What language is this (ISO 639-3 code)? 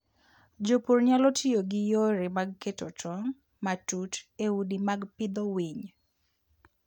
luo